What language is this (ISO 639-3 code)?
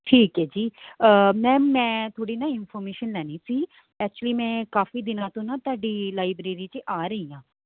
pan